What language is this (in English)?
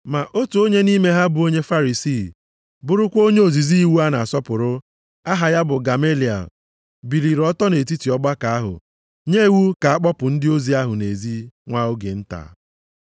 Igbo